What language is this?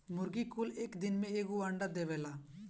Bhojpuri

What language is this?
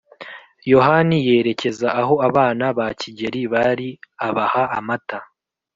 Kinyarwanda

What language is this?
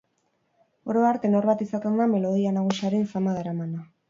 Basque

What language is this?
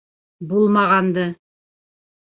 Bashkir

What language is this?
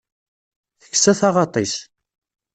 Kabyle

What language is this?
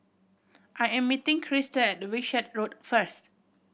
English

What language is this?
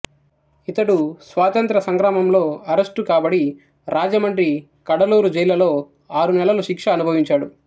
Telugu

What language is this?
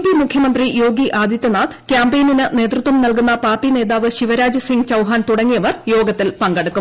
Malayalam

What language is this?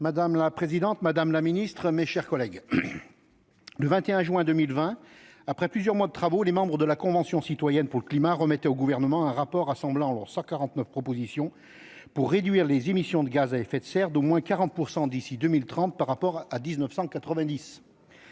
French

